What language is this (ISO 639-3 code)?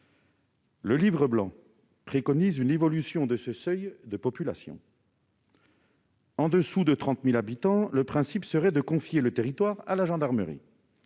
fra